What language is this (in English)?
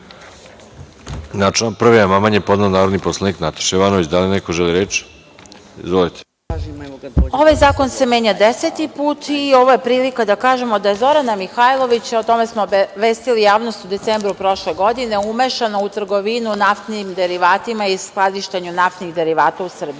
Serbian